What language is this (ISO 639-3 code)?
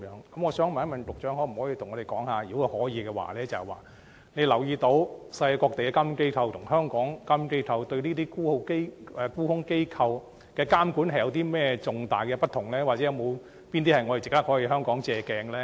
yue